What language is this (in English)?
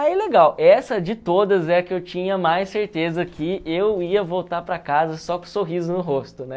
Portuguese